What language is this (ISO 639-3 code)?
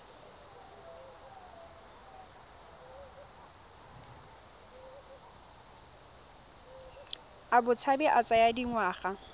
tsn